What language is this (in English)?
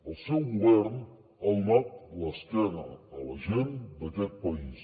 Catalan